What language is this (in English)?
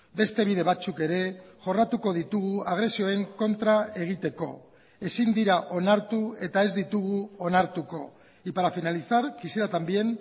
Basque